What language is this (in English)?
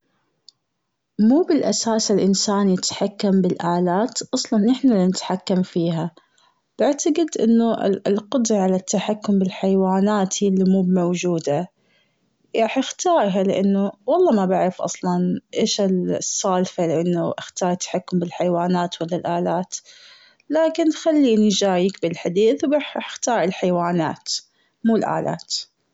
Gulf Arabic